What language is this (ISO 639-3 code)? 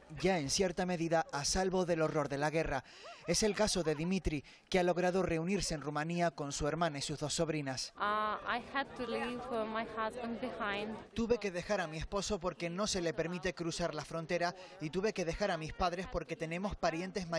spa